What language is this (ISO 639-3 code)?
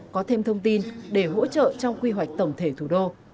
vie